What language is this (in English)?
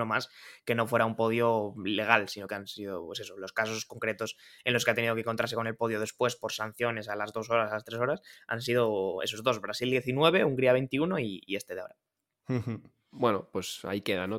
Spanish